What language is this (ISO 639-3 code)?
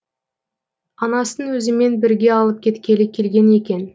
kaz